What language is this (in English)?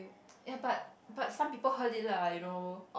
English